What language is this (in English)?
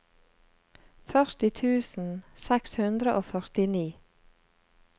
Norwegian